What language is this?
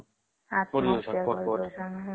Odia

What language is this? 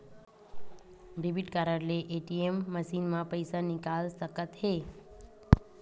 Chhattisgarhi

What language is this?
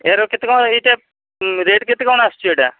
Odia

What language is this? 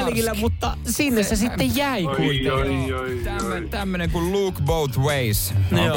Finnish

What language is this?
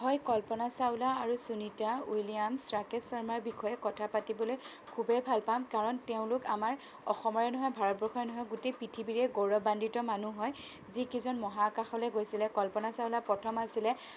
Assamese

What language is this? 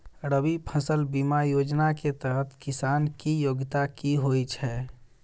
Maithili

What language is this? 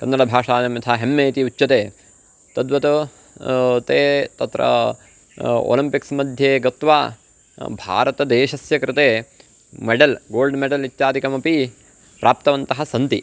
Sanskrit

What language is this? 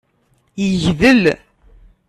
Kabyle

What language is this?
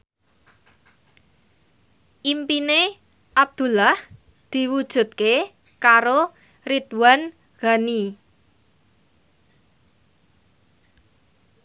Javanese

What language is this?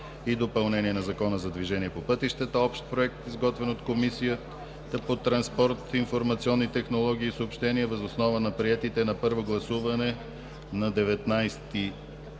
Bulgarian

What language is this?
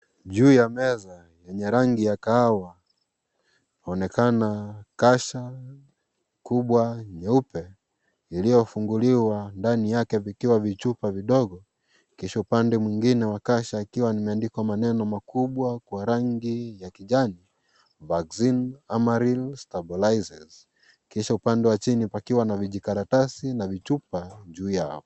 Swahili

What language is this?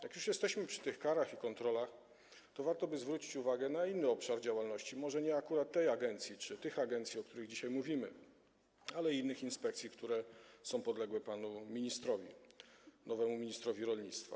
Polish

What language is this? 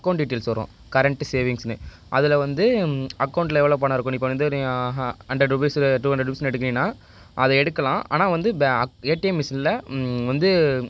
Tamil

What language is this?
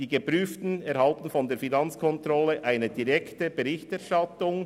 Swiss German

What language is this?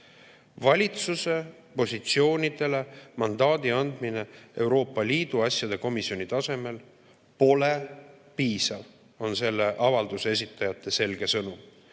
Estonian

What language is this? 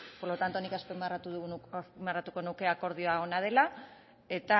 Basque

